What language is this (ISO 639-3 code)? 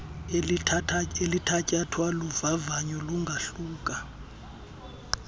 xho